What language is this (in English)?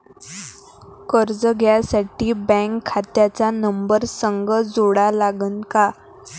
Marathi